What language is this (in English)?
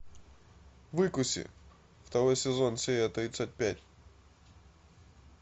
Russian